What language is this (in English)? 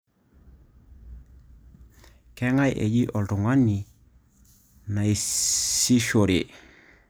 Masai